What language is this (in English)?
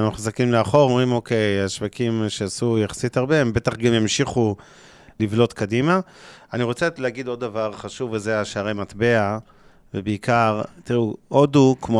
Hebrew